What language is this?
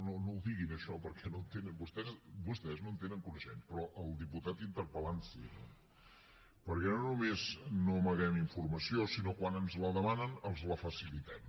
Catalan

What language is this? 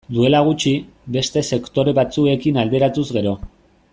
Basque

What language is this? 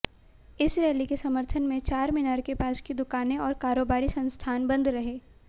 Hindi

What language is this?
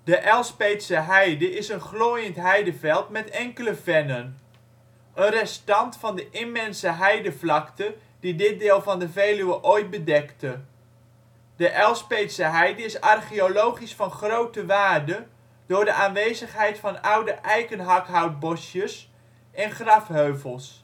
Dutch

